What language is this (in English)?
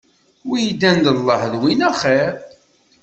Kabyle